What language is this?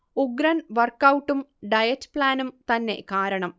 Malayalam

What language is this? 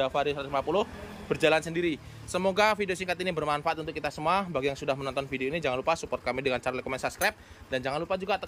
Indonesian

